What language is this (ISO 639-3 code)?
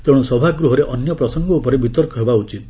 ori